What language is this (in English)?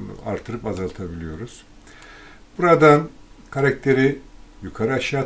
Turkish